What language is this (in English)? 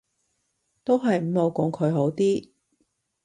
Cantonese